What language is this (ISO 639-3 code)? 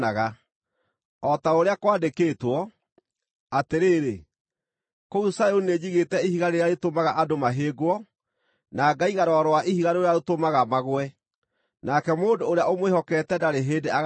kik